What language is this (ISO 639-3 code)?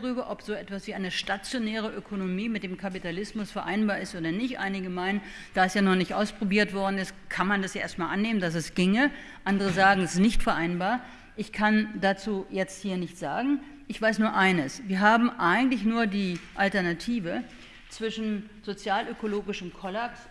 deu